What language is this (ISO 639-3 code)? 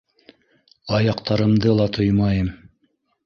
bak